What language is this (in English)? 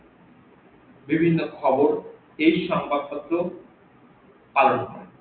Bangla